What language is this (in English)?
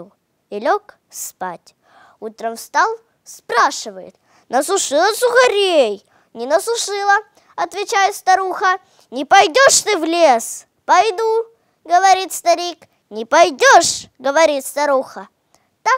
Russian